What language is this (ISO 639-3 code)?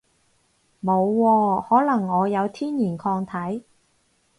yue